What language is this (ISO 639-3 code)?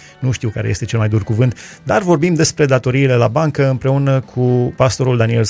ron